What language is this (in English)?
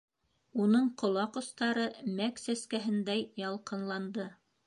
Bashkir